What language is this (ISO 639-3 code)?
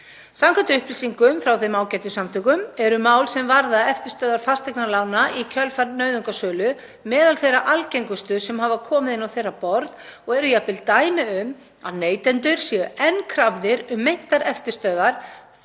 isl